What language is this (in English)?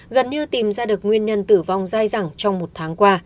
Vietnamese